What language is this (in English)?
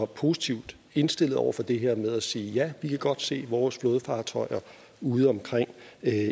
Danish